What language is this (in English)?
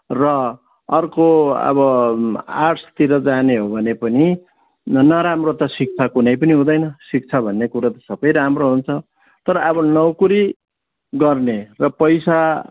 Nepali